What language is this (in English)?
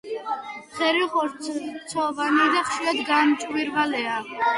Georgian